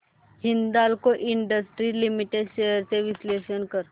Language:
Marathi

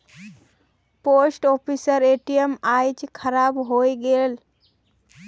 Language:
Magahi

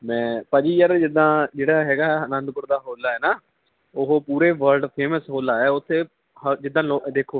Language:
Punjabi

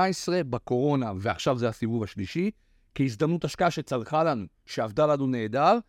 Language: Hebrew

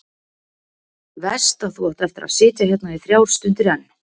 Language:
Icelandic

